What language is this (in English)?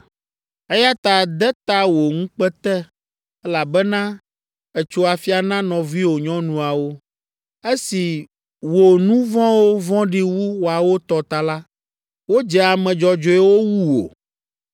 Ewe